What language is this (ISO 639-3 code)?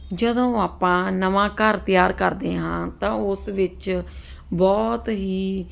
pan